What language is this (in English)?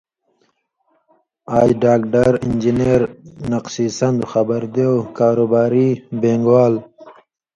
Indus Kohistani